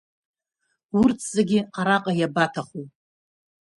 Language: Abkhazian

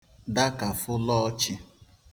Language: Igbo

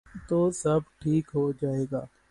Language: Urdu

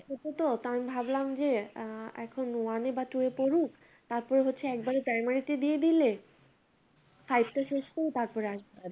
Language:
Bangla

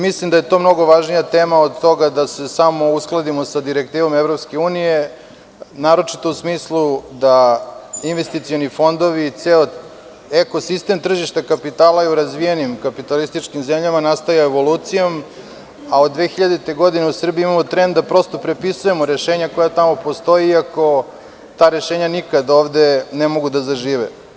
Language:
Serbian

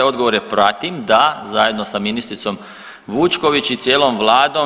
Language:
Croatian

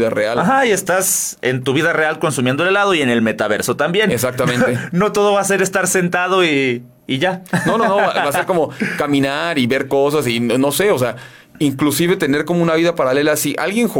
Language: Spanish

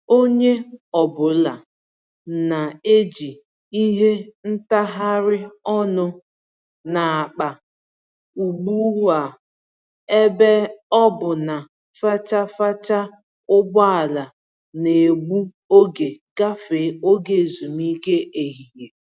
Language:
Igbo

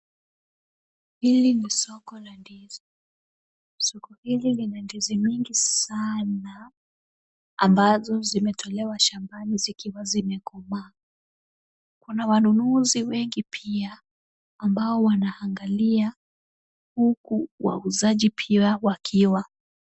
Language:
Swahili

